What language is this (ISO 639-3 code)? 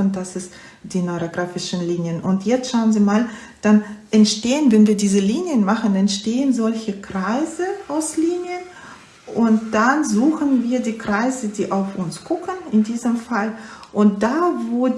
deu